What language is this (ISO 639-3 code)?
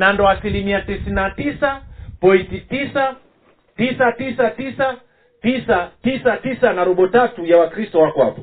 swa